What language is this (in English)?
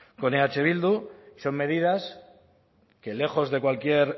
Spanish